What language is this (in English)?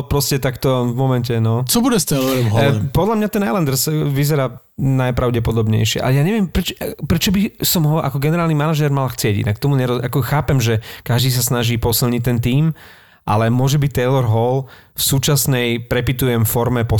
Slovak